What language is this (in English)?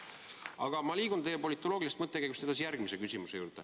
Estonian